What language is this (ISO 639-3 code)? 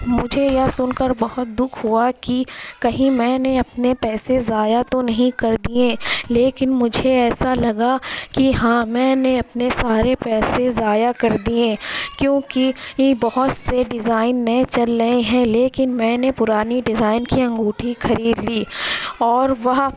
urd